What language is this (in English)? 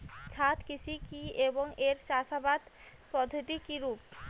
Bangla